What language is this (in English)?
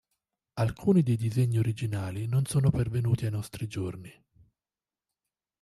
Italian